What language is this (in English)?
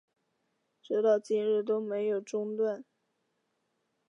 Chinese